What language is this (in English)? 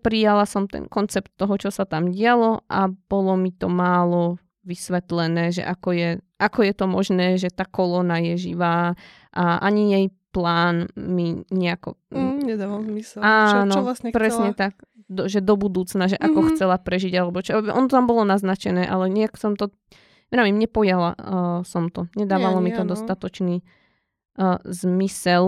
Slovak